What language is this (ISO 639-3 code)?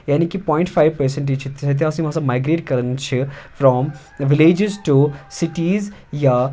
kas